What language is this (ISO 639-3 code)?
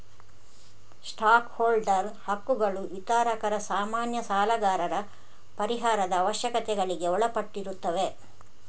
kan